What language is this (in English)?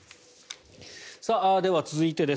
Japanese